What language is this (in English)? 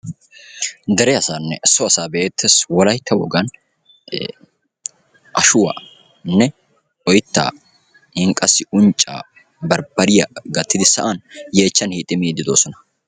Wolaytta